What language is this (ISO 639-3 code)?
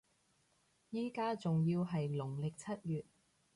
yue